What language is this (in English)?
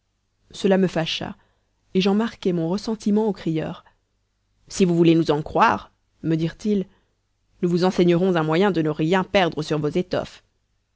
French